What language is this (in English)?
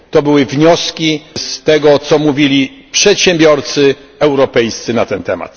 Polish